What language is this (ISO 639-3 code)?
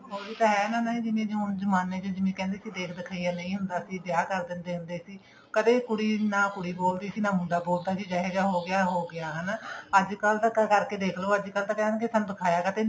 pan